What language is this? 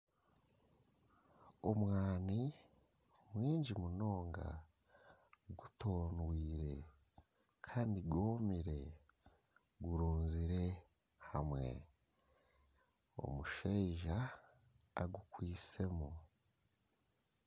Nyankole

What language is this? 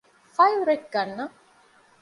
Divehi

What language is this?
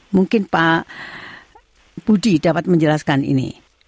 Indonesian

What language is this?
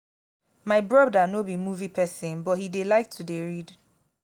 Nigerian Pidgin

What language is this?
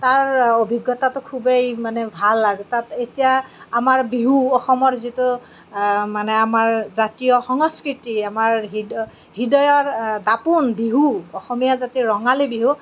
Assamese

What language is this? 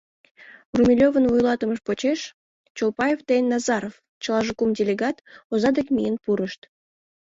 Mari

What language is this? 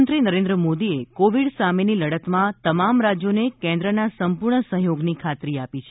Gujarati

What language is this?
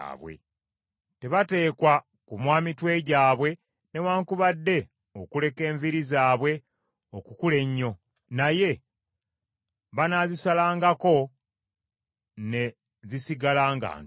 Ganda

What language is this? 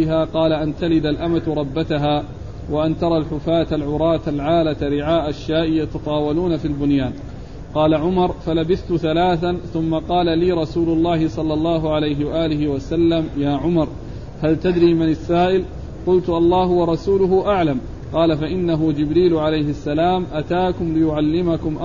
Arabic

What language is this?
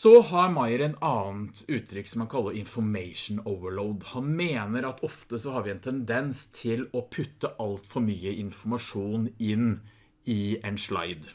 Norwegian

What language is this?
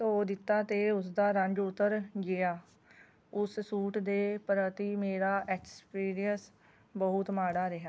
Punjabi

